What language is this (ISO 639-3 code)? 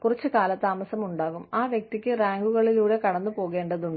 mal